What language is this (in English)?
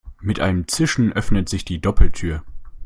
German